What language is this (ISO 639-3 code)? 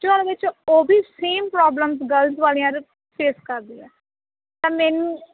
pan